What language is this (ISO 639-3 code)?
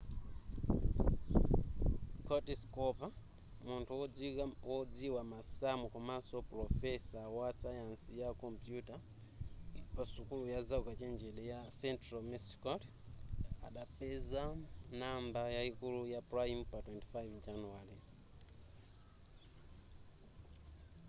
nya